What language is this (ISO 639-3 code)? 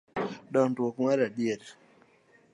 luo